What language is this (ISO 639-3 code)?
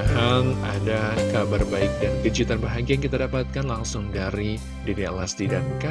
ind